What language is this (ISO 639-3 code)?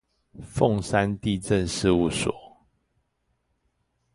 zho